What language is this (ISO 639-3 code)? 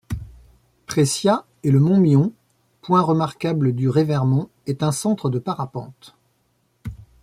fra